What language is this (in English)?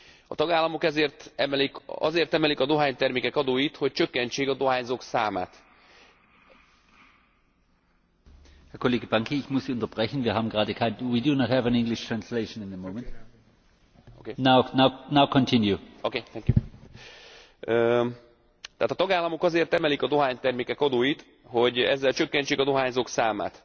Hungarian